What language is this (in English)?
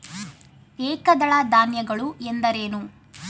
Kannada